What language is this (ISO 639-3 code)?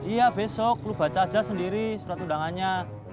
ind